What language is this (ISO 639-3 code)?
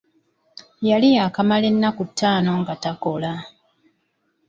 lug